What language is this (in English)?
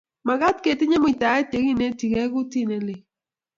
Kalenjin